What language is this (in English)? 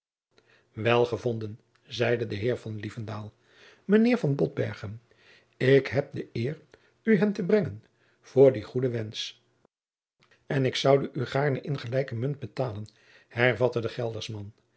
Dutch